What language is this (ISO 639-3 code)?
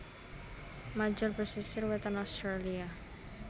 jav